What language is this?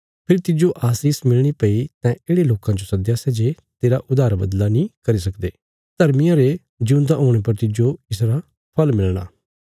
Bilaspuri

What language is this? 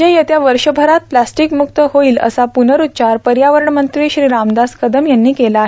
Marathi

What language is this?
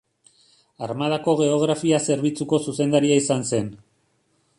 Basque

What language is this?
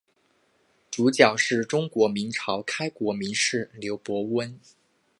Chinese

